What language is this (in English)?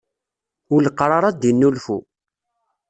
Kabyle